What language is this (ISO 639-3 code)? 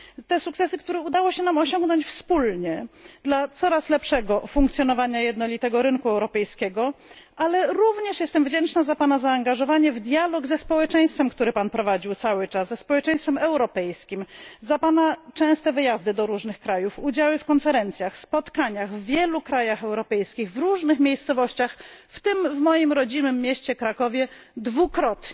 pol